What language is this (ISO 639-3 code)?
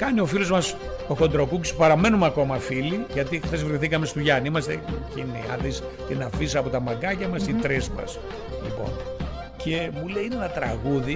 ell